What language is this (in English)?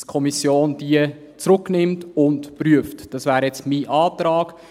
Swiss German